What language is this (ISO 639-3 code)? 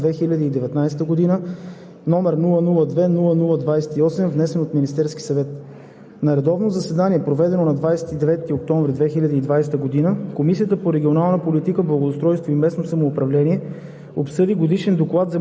bul